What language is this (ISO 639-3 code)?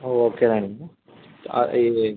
tel